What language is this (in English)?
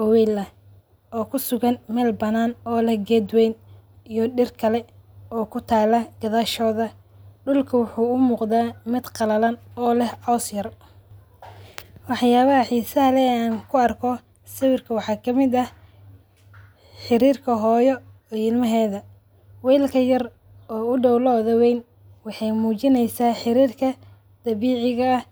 Somali